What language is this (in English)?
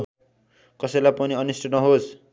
Nepali